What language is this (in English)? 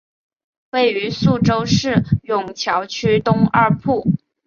Chinese